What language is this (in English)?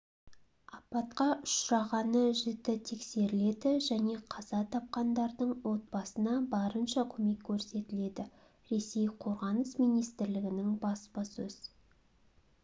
Kazakh